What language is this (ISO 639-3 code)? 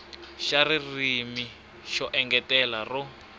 tso